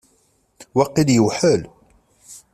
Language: Kabyle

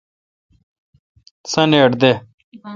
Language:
Kalkoti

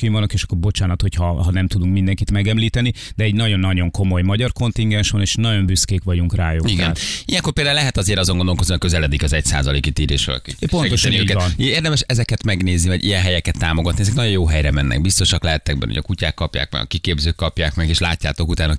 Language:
Hungarian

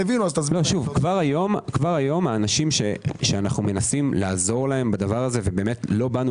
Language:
Hebrew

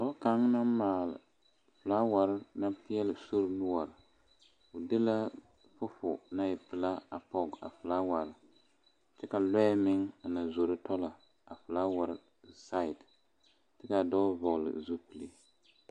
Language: Southern Dagaare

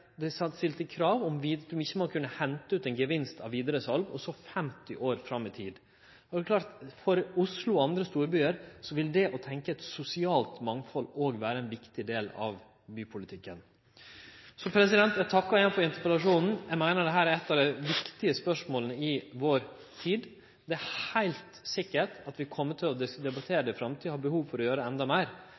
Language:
Norwegian Nynorsk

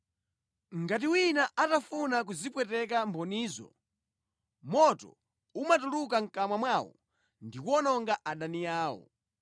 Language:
Nyanja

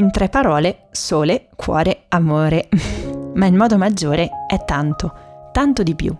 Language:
Italian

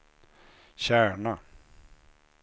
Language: Swedish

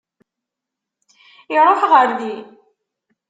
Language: Kabyle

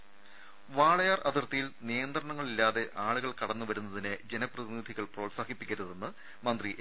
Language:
Malayalam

